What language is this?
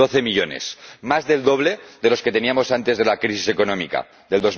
Spanish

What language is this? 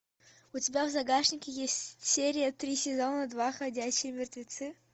Russian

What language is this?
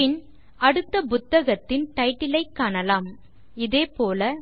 Tamil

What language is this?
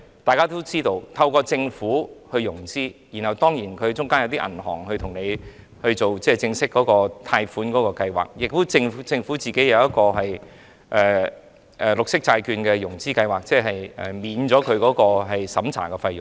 Cantonese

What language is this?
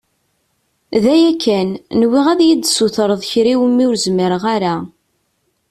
Kabyle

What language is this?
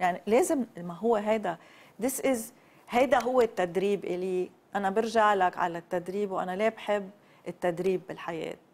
Arabic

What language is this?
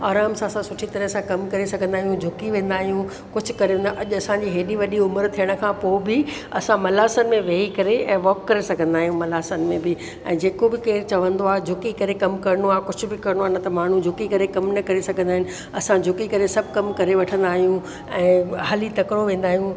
Sindhi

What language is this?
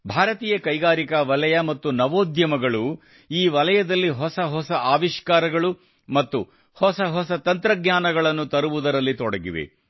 Kannada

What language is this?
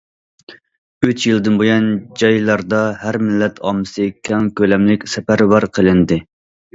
Uyghur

